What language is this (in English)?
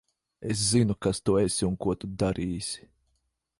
Latvian